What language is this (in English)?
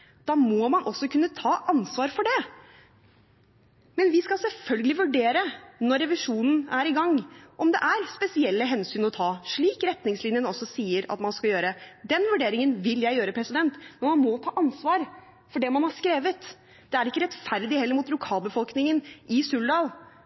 Norwegian Bokmål